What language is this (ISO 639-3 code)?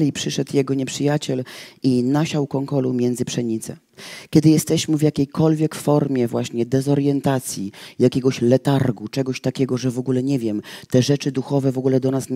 pol